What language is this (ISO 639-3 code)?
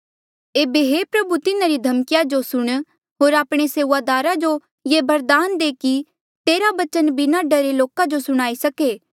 mjl